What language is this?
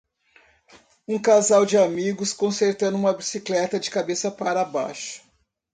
Portuguese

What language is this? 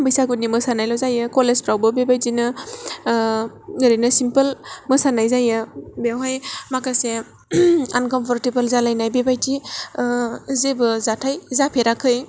Bodo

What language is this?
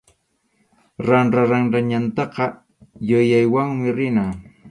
Arequipa-La Unión Quechua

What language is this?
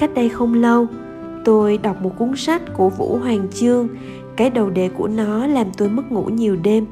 Vietnamese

